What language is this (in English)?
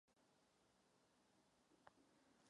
Czech